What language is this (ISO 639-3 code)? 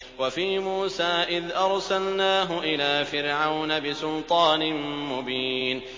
ara